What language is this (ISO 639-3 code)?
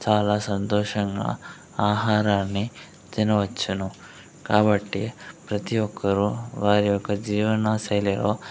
tel